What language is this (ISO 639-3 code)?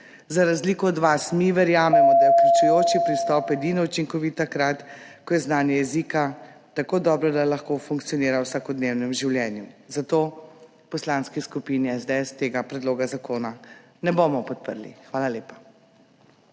slv